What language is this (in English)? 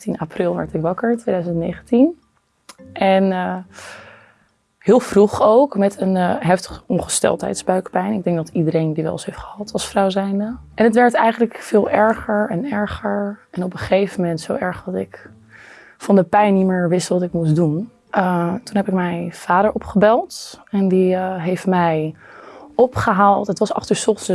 Dutch